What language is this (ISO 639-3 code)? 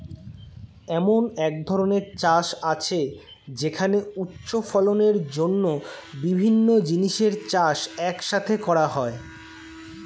ben